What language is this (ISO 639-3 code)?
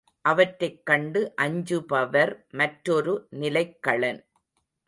tam